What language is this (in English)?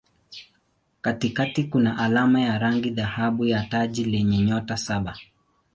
Swahili